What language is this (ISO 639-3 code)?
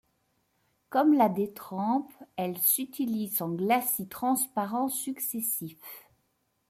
fra